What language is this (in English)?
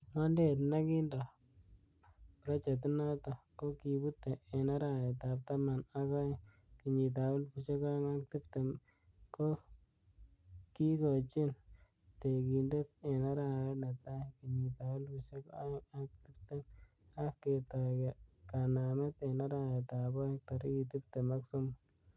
Kalenjin